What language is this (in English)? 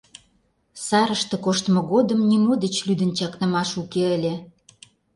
Mari